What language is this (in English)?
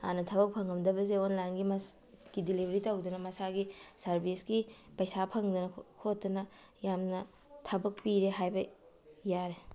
Manipuri